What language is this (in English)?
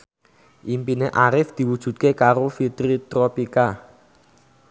Javanese